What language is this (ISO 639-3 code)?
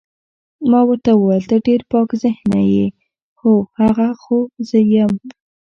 pus